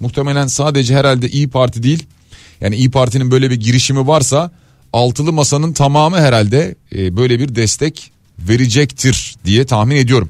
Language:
Turkish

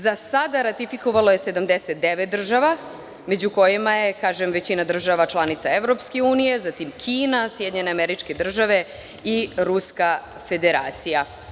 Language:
Serbian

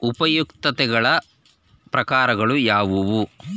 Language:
Kannada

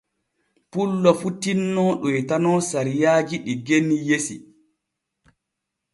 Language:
Borgu Fulfulde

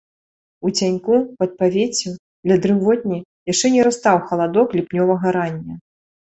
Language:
Belarusian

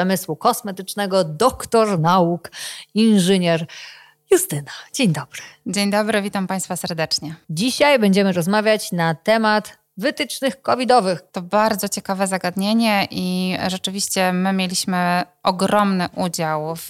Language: Polish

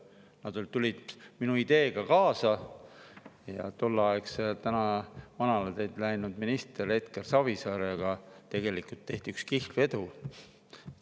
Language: Estonian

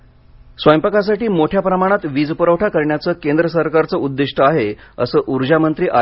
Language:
Marathi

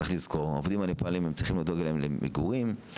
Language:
Hebrew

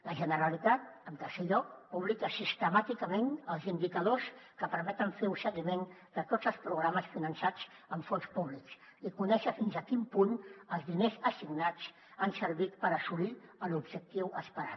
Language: Catalan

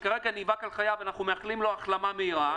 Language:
Hebrew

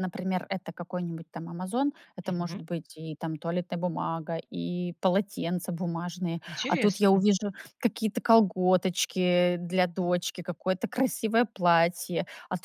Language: Russian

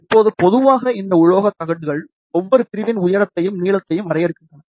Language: Tamil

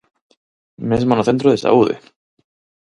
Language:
Galician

